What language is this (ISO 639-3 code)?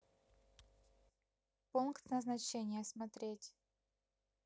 rus